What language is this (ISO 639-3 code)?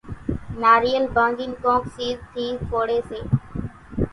gjk